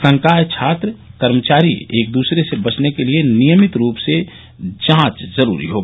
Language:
Hindi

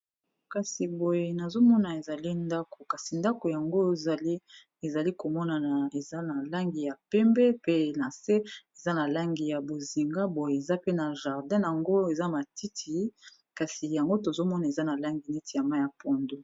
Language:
Lingala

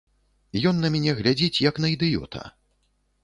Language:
Belarusian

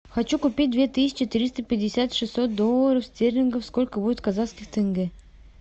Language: Russian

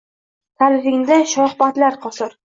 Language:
Uzbek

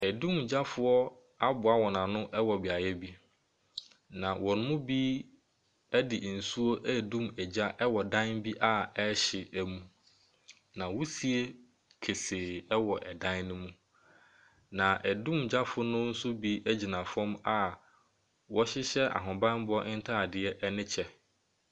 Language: Akan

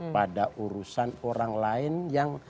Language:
Indonesian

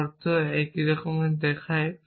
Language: Bangla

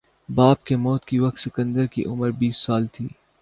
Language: Urdu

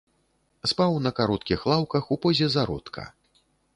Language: Belarusian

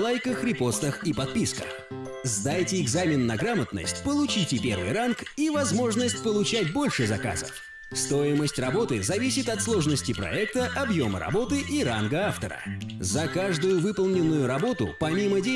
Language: Russian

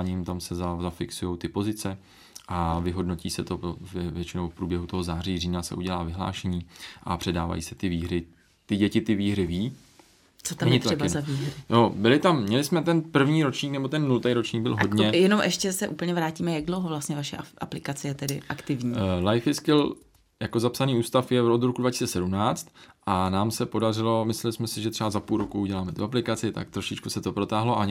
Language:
Czech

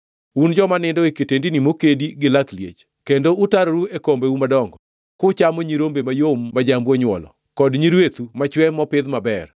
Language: Luo (Kenya and Tanzania)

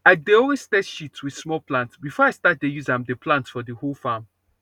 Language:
Nigerian Pidgin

